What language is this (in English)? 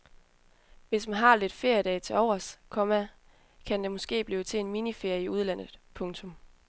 Danish